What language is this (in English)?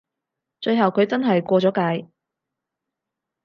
Cantonese